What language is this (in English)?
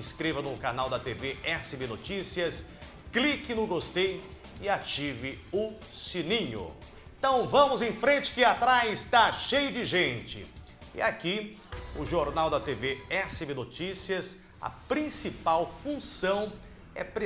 Portuguese